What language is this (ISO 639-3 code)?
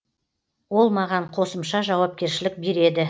kaz